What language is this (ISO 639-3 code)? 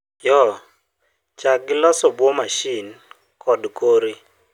luo